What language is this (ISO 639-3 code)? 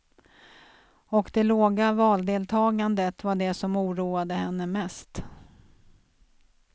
swe